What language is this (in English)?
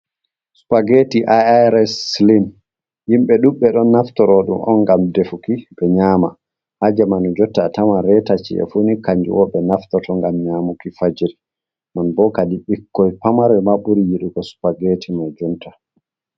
Fula